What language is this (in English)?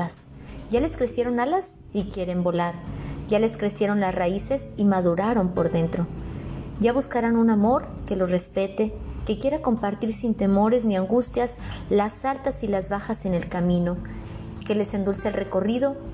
Spanish